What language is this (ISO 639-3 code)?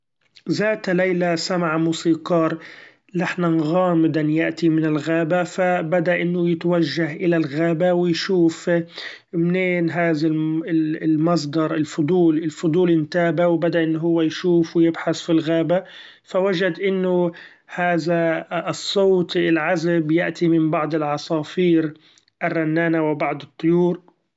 afb